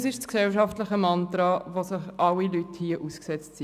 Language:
Swiss German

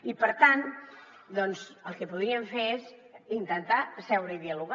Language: Catalan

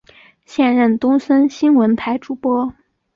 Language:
Chinese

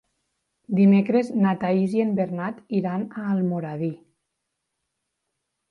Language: Catalan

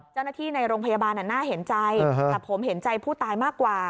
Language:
Thai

